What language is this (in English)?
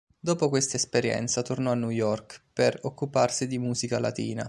Italian